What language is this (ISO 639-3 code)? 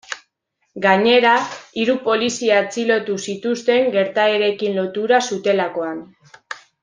eus